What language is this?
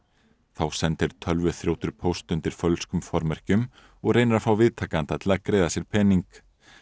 Icelandic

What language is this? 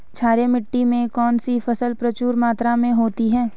Hindi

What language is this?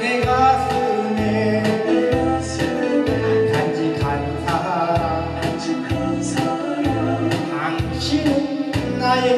Korean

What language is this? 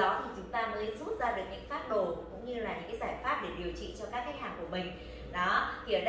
Vietnamese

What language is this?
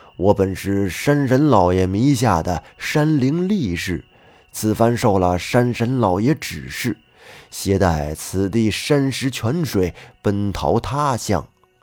Chinese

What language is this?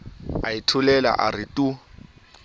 Southern Sotho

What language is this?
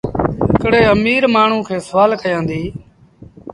Sindhi Bhil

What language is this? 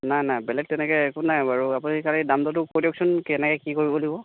Assamese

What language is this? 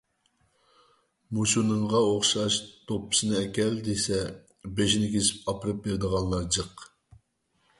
Uyghur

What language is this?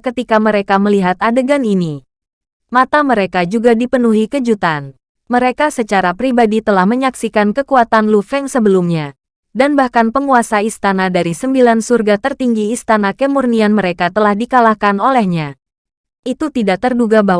Indonesian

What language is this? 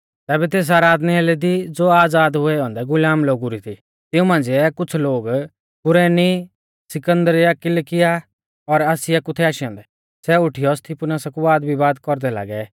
Mahasu Pahari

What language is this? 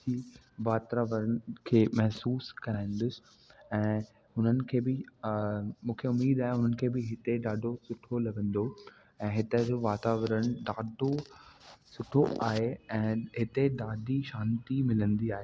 Sindhi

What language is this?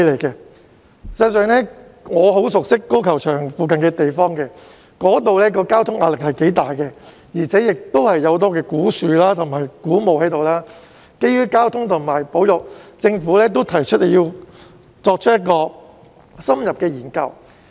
Cantonese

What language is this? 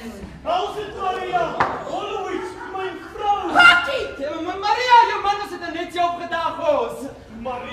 Dutch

